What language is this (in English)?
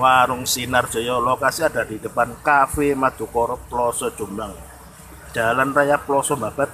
Indonesian